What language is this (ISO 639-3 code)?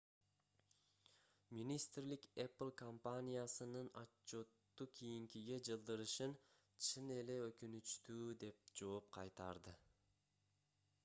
kir